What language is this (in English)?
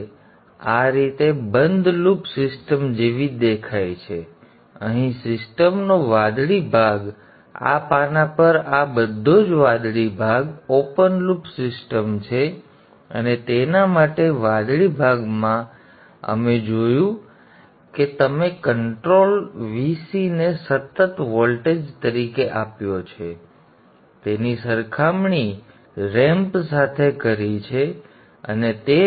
Gujarati